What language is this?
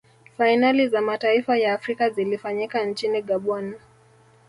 Swahili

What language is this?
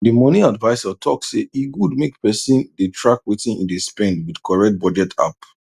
Nigerian Pidgin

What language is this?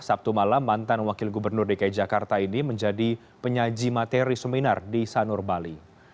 Indonesian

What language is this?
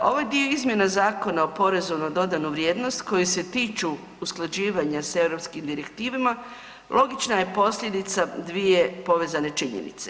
Croatian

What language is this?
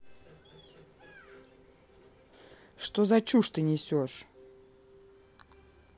Russian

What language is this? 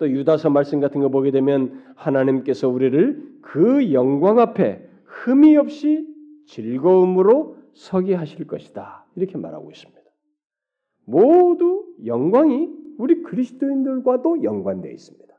Korean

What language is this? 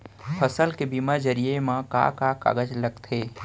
Chhattisgarhi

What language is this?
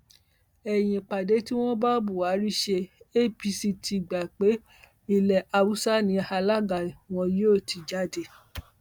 Yoruba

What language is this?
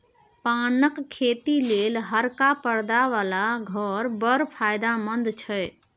Maithili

